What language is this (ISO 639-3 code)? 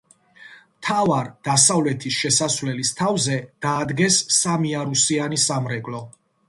kat